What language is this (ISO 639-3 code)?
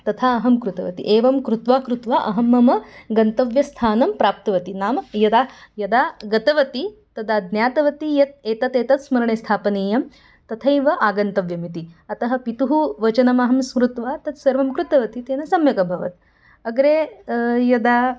san